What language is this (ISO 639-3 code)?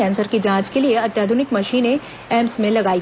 hin